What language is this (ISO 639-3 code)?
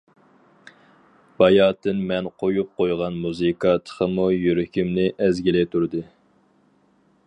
uig